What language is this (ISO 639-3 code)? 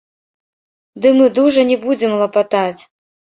bel